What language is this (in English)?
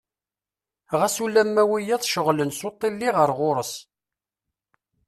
Kabyle